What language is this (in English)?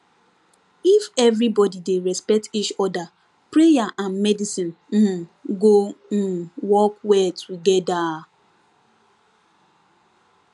Nigerian Pidgin